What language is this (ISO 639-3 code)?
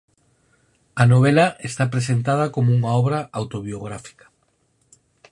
glg